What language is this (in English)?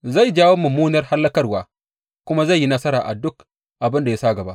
Hausa